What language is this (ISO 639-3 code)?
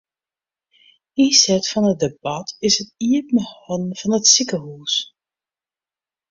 fry